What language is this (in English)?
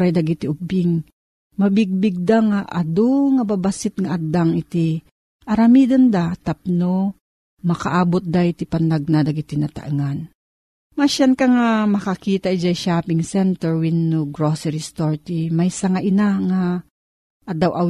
Filipino